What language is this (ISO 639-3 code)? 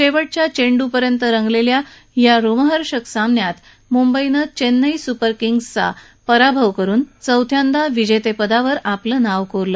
mar